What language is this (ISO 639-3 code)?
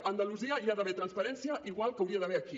cat